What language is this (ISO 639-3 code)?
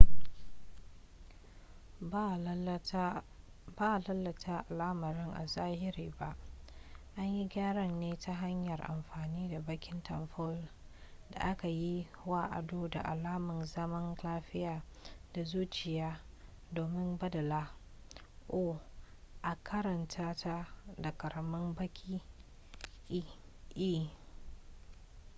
hau